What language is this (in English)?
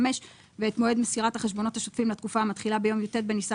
Hebrew